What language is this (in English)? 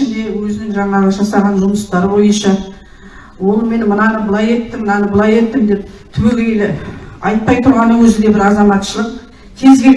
Turkish